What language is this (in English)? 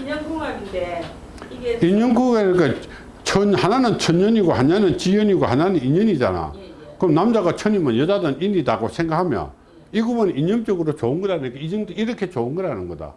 Korean